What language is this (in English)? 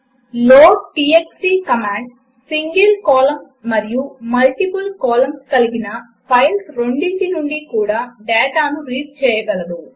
Telugu